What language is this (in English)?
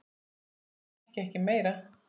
Icelandic